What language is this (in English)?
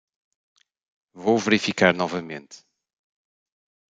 Portuguese